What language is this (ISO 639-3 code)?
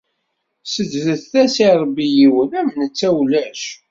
kab